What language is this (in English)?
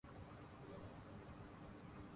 Urdu